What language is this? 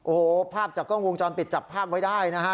Thai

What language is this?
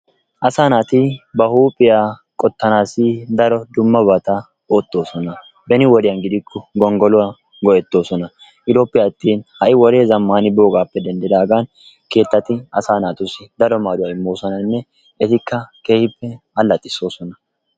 Wolaytta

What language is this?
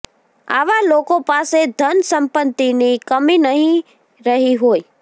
Gujarati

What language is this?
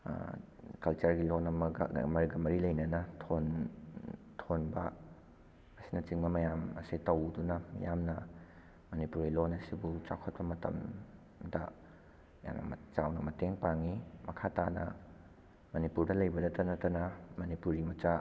Manipuri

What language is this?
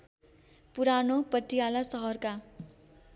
Nepali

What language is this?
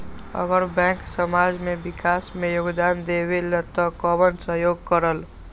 Magahi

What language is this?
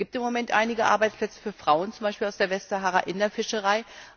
German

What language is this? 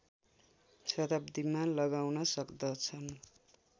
Nepali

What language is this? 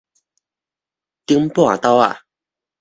Min Nan Chinese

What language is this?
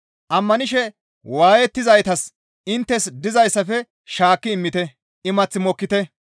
Gamo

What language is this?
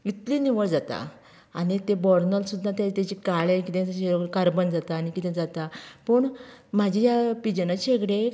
Konkani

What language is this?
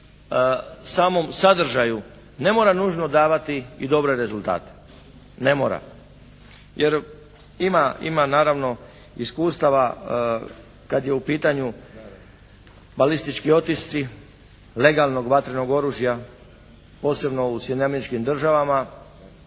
Croatian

